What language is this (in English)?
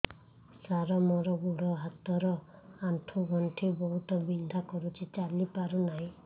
Odia